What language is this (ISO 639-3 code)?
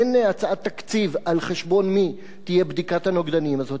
heb